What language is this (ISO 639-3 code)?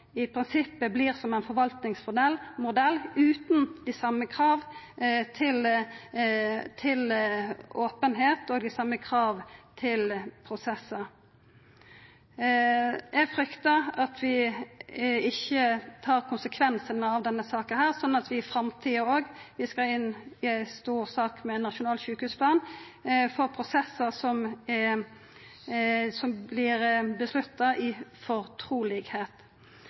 nno